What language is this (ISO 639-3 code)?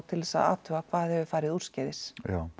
isl